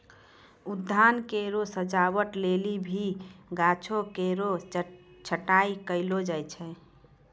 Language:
Maithili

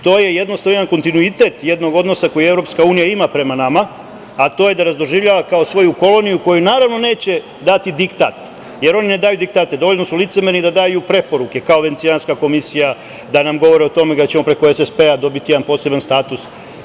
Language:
Serbian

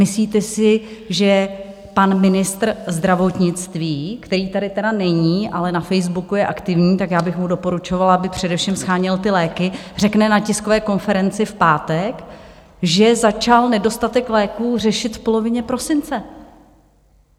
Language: Czech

